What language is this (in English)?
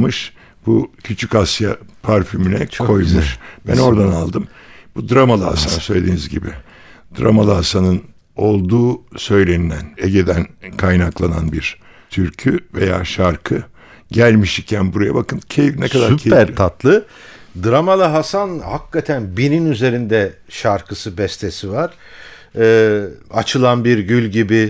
Turkish